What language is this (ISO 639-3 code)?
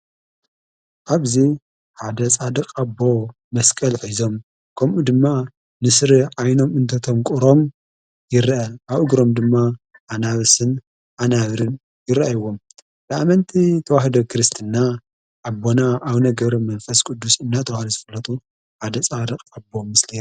tir